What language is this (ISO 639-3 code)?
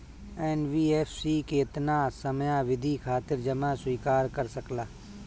bho